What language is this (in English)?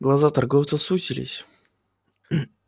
Russian